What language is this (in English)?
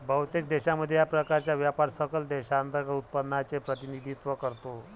Marathi